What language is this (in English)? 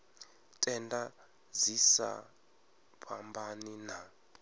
Venda